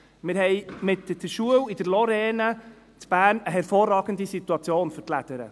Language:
Swiss German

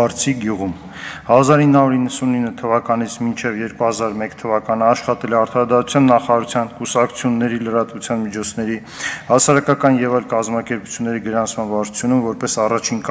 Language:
Turkish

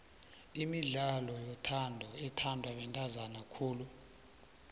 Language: South Ndebele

